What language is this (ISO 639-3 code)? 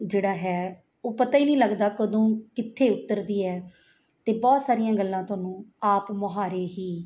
pan